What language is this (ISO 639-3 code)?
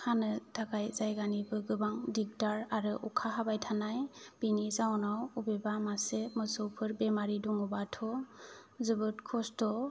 brx